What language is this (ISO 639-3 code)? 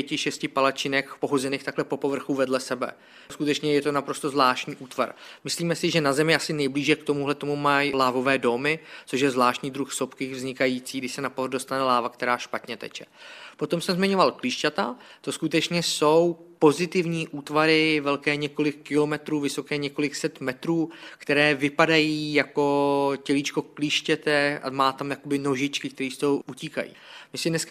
ces